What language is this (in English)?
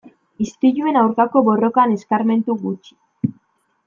Basque